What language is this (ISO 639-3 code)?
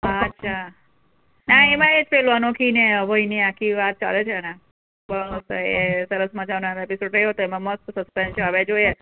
guj